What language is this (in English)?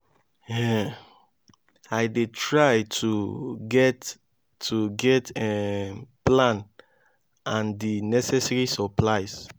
Nigerian Pidgin